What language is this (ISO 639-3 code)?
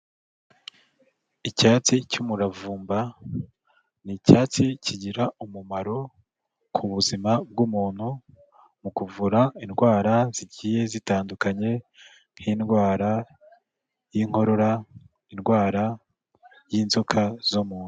kin